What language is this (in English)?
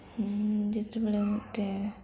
Odia